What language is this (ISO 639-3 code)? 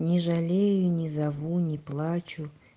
rus